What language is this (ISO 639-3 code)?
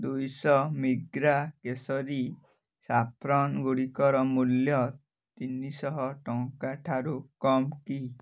ori